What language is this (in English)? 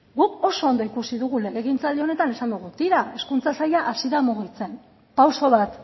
Basque